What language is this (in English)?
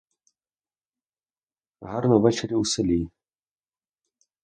Ukrainian